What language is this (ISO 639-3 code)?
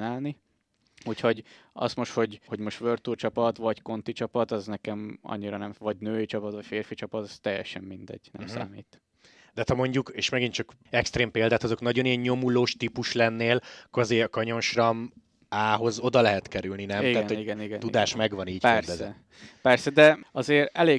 hun